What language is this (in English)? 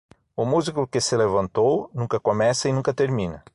Portuguese